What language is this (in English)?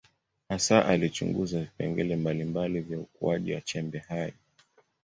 Swahili